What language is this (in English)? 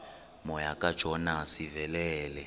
Xhosa